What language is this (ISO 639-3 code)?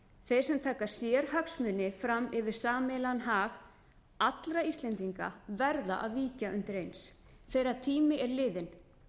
isl